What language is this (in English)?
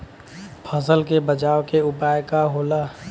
Bhojpuri